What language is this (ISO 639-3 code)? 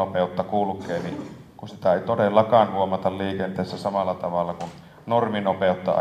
fin